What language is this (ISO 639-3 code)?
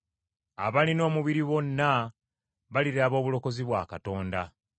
lug